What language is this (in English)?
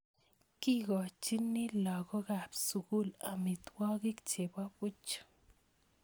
Kalenjin